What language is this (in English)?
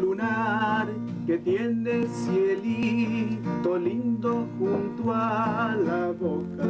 Norwegian